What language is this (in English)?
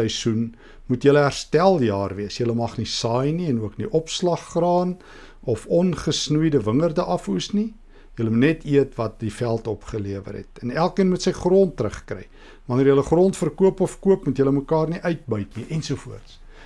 Dutch